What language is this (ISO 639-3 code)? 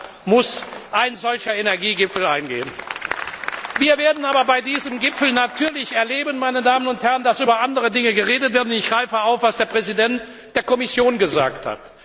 deu